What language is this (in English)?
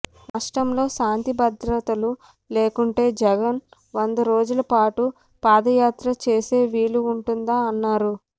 Telugu